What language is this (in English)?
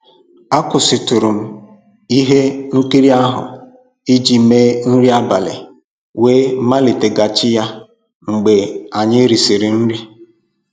Igbo